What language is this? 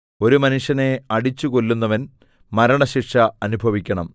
Malayalam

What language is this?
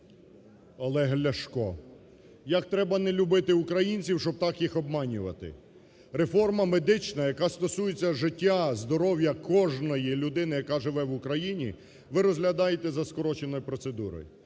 Ukrainian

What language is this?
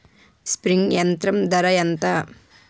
Telugu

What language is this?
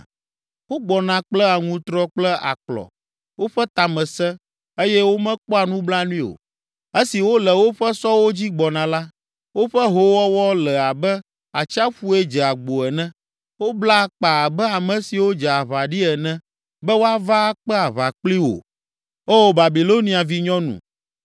Ewe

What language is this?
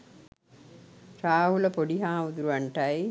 Sinhala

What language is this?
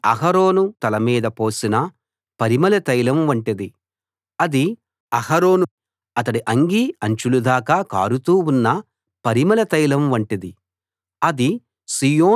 Telugu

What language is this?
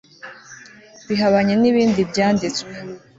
Kinyarwanda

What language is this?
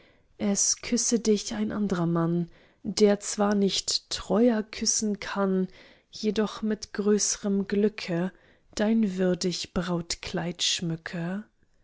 German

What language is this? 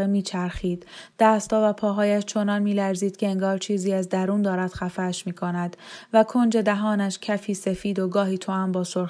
Persian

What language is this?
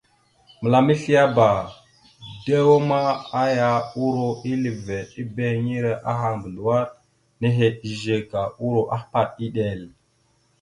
Mada (Cameroon)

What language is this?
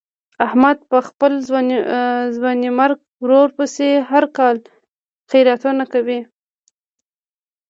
Pashto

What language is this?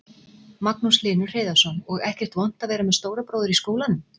Icelandic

